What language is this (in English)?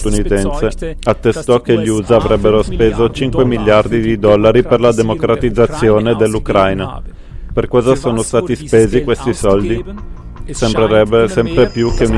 Italian